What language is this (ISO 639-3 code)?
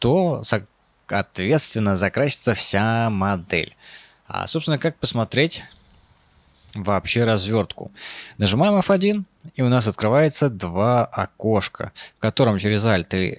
rus